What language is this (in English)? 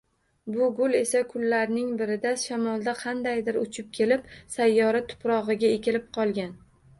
Uzbek